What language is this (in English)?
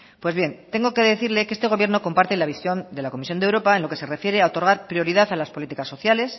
Spanish